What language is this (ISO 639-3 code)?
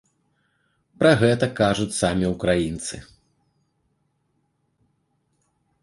bel